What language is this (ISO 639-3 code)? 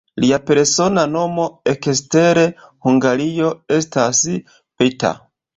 epo